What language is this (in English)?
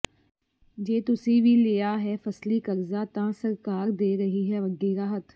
Punjabi